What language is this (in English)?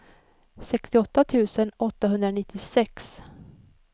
Swedish